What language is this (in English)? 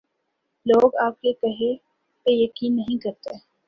Urdu